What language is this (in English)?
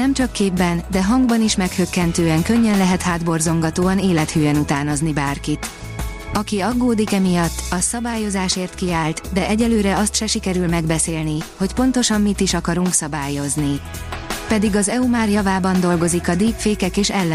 Hungarian